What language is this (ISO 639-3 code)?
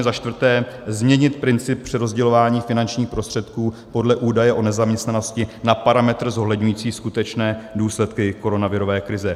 ces